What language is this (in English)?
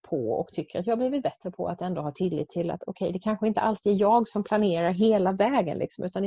Swedish